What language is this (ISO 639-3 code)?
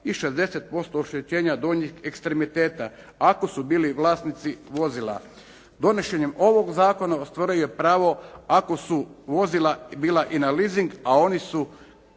hrv